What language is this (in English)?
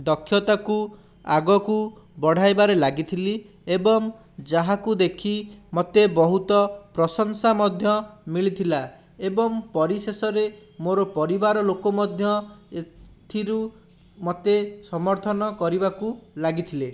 Odia